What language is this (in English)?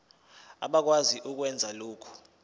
Zulu